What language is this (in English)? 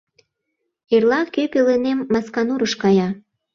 Mari